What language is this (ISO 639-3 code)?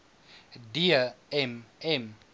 afr